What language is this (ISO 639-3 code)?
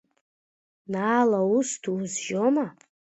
abk